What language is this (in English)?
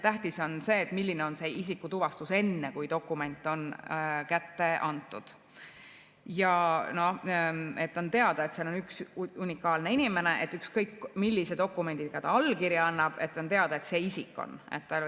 Estonian